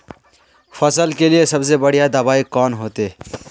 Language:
Magahi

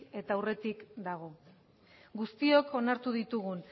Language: Basque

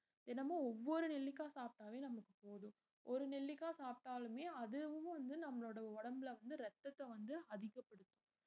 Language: Tamil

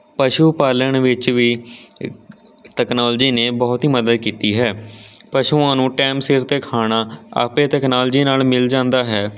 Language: Punjabi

